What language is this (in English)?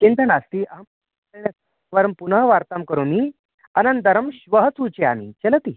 Sanskrit